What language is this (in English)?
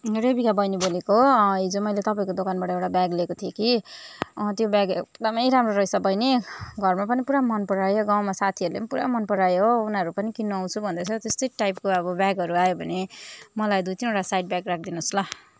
Nepali